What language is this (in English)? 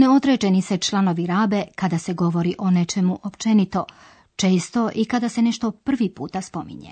Croatian